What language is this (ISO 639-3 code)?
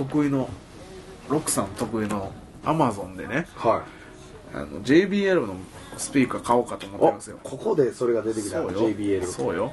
jpn